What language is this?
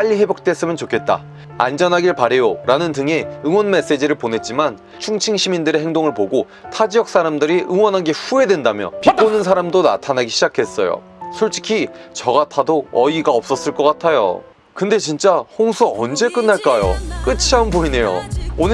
Korean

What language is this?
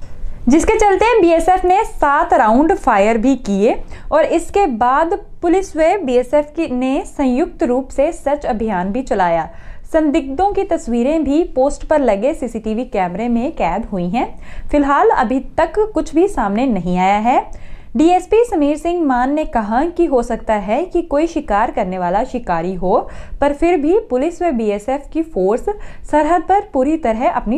Hindi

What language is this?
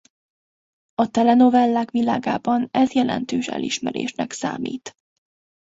Hungarian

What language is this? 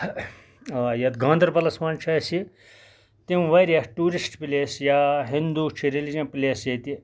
Kashmiri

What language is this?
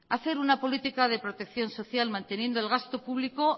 Spanish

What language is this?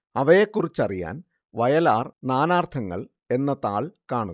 Malayalam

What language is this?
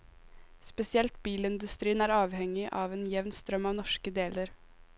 Norwegian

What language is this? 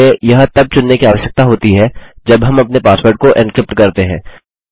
Hindi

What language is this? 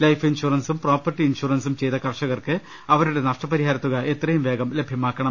Malayalam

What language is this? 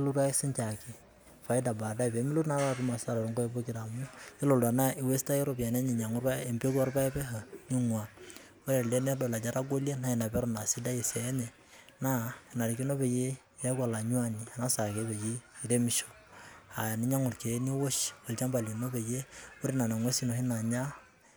Masai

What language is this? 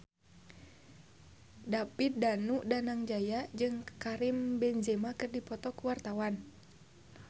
Sundanese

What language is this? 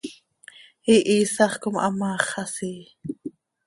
Seri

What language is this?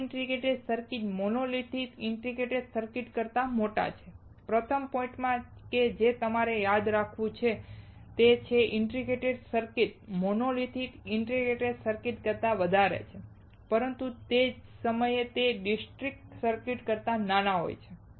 Gujarati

